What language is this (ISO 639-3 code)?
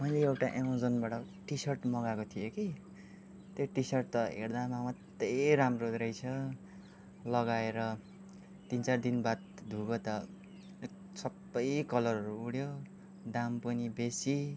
nep